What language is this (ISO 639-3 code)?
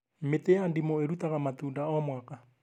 kik